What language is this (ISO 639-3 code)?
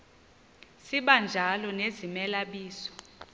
xho